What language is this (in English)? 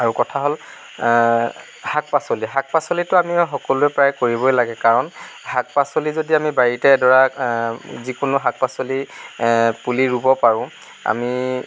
Assamese